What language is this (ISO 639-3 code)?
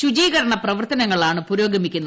mal